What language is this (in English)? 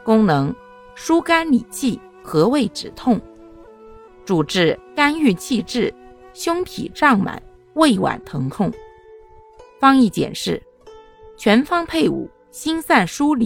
Chinese